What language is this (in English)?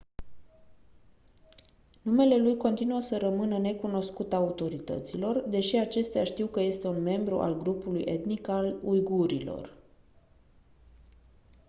Romanian